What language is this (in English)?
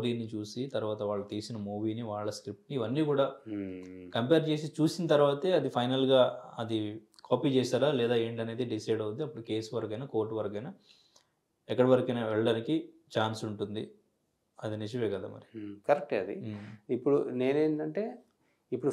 Telugu